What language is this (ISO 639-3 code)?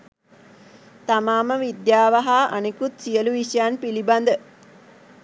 sin